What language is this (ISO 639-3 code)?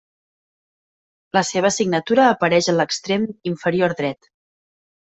cat